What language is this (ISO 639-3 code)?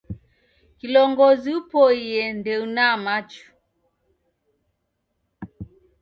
dav